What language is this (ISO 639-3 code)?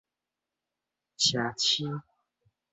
nan